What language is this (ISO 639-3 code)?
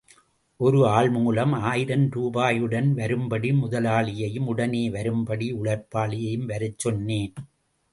tam